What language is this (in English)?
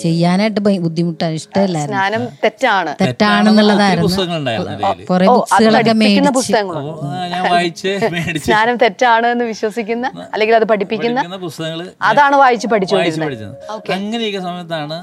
Malayalam